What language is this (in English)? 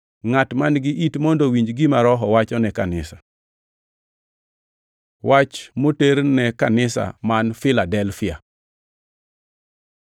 Luo (Kenya and Tanzania)